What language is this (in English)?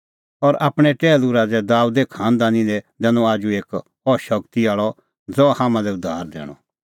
Kullu Pahari